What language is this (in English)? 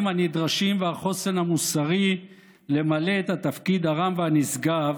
Hebrew